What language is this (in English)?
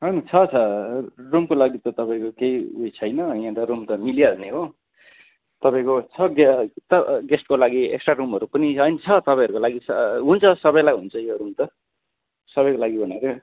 Nepali